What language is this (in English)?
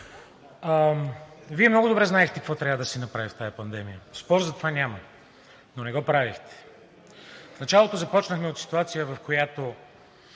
Bulgarian